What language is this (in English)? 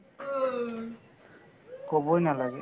Assamese